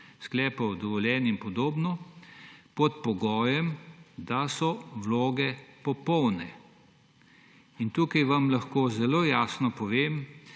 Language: Slovenian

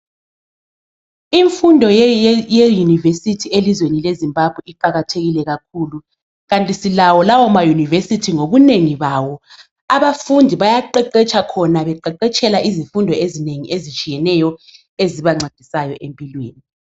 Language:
North Ndebele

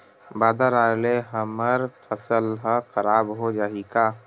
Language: Chhattisgarhi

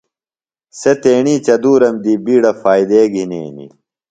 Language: Phalura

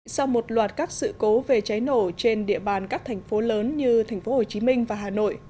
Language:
Vietnamese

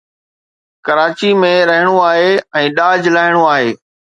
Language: Sindhi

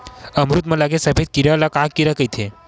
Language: Chhattisgarhi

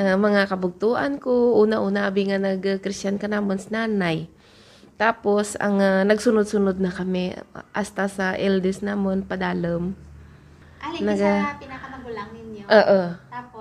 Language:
Filipino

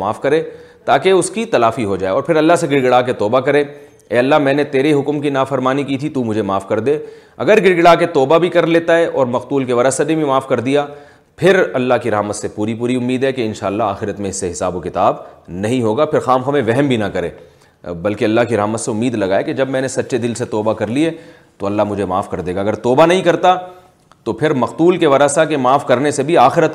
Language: Urdu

